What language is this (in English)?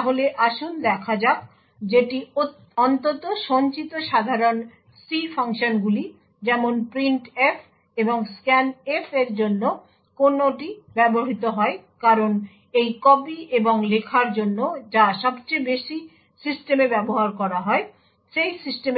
Bangla